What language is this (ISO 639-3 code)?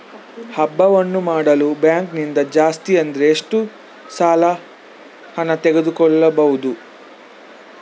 kan